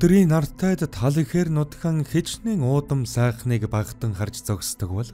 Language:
Korean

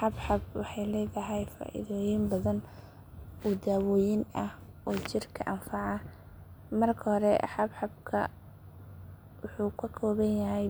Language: Somali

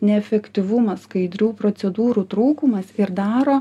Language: Lithuanian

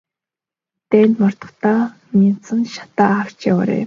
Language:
Mongolian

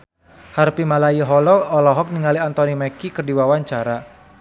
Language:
Sundanese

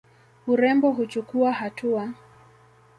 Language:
Swahili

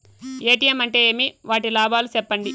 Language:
Telugu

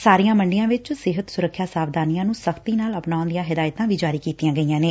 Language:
Punjabi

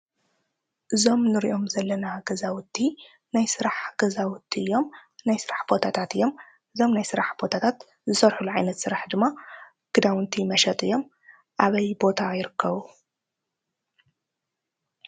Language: Tigrinya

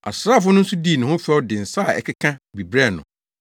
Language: Akan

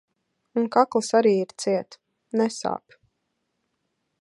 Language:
Latvian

